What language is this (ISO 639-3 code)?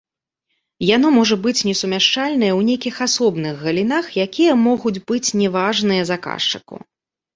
bel